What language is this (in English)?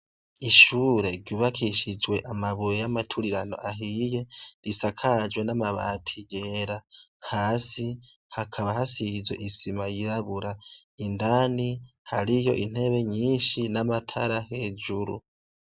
Rundi